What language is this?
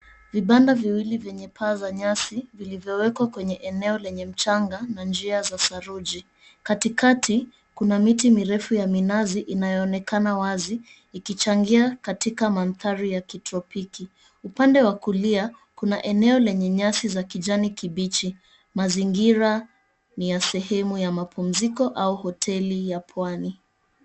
Swahili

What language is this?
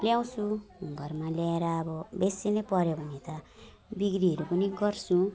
Nepali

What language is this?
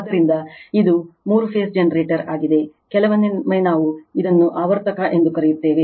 Kannada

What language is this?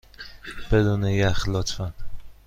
Persian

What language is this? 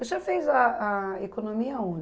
Portuguese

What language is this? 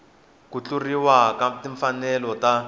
Tsonga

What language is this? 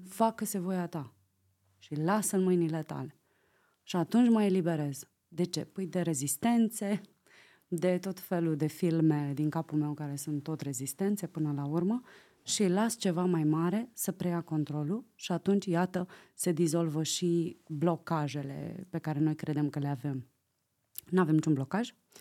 Romanian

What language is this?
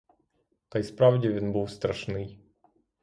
Ukrainian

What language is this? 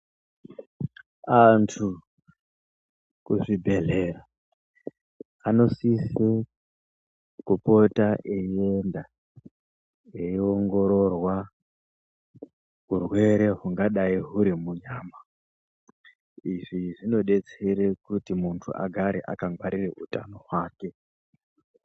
Ndau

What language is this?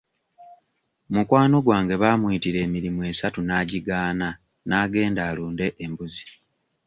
Ganda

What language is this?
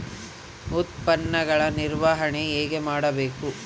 Kannada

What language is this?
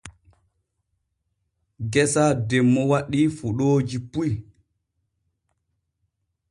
Borgu Fulfulde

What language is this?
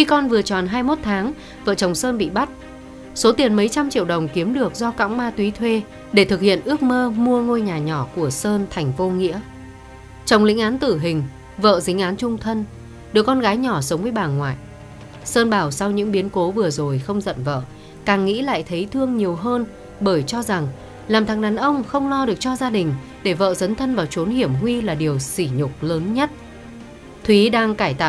Vietnamese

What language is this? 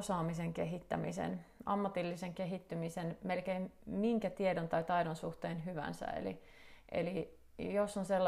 Finnish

